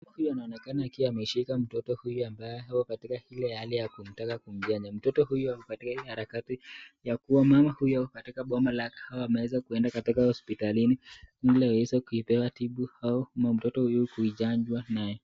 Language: Swahili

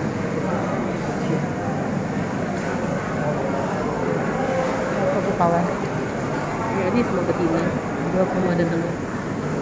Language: Malay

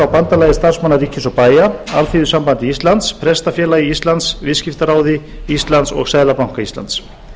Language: Icelandic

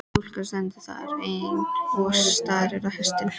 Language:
Icelandic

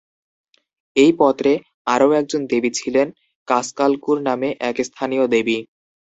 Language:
Bangla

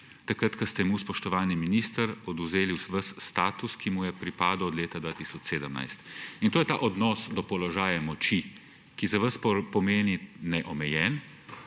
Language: Slovenian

